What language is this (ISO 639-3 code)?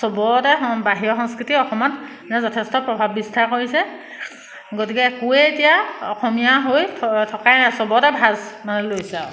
asm